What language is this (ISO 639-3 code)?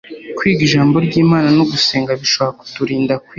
kin